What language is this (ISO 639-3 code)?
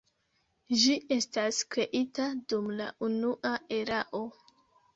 epo